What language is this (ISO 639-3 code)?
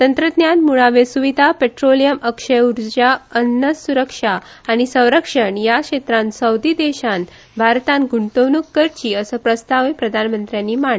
kok